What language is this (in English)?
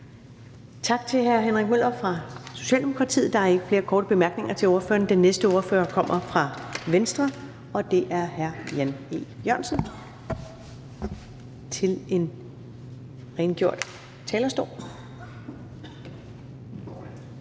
Danish